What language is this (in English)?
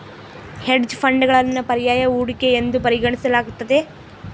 Kannada